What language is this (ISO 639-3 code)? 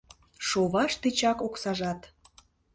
chm